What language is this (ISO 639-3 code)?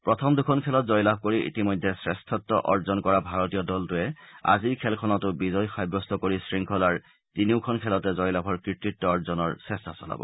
asm